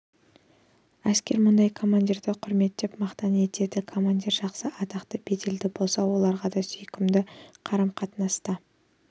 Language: Kazakh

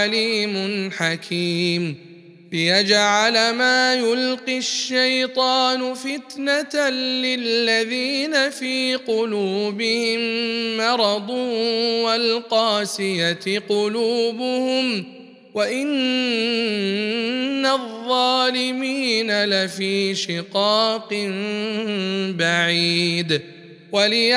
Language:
Arabic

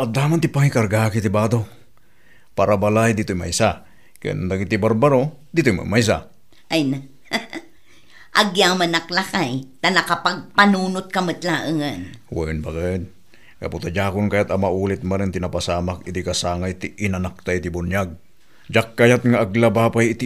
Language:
Filipino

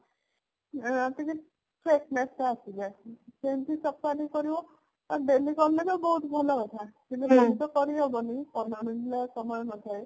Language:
Odia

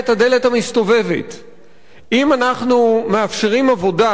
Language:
Hebrew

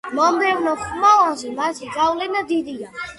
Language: Georgian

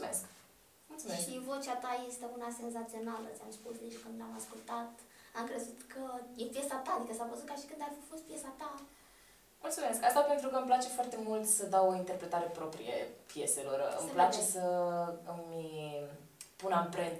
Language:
Romanian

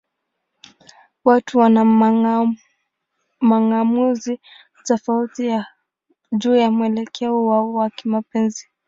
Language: Swahili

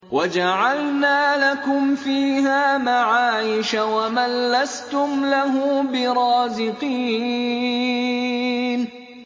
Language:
Arabic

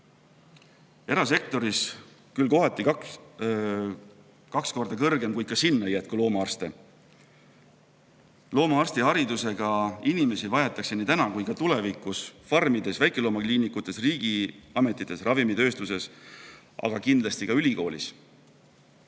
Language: Estonian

